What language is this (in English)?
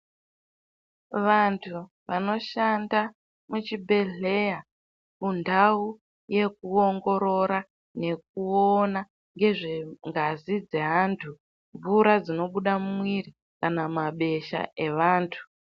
Ndau